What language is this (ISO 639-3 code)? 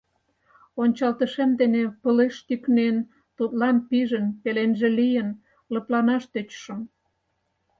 chm